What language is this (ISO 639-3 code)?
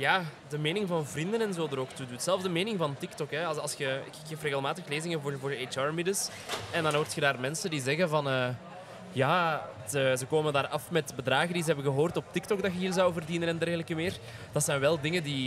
nld